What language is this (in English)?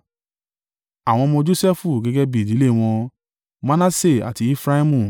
Yoruba